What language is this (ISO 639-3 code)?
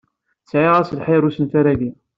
kab